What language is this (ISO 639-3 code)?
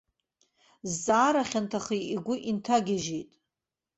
abk